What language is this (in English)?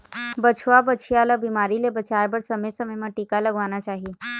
Chhattisgarhi